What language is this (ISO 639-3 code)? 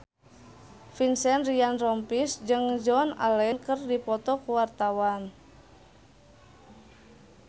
sun